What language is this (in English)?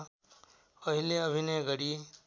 Nepali